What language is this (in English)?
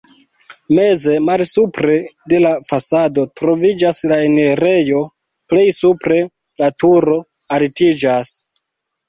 Esperanto